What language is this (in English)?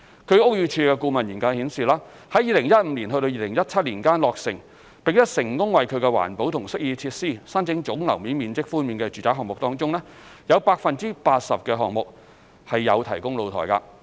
Cantonese